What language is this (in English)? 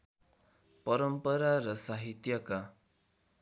Nepali